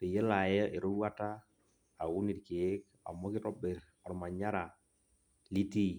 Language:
Masai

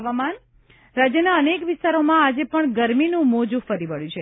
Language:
Gujarati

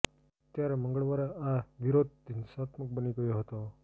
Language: Gujarati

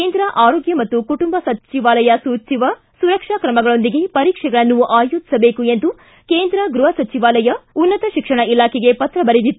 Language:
Kannada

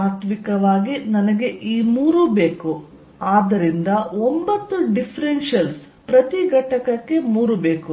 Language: Kannada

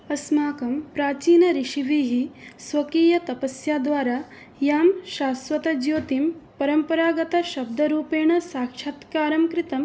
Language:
Sanskrit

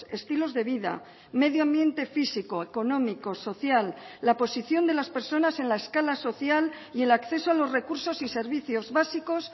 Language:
Spanish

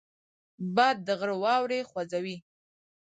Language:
Pashto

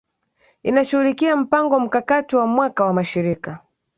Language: Swahili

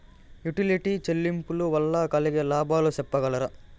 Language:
Telugu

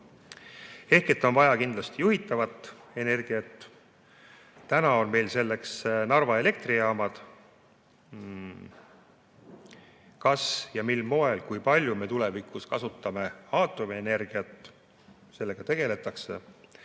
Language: Estonian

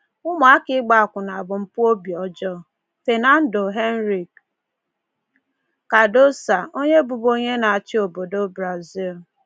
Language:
Igbo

